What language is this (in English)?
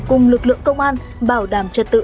Vietnamese